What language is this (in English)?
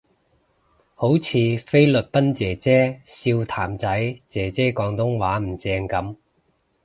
Cantonese